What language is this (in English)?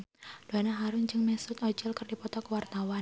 Sundanese